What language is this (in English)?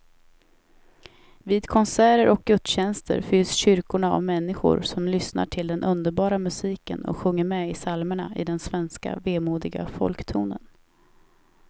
Swedish